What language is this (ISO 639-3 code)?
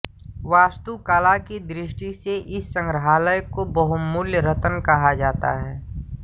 hin